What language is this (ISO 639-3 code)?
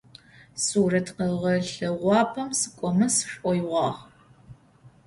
ady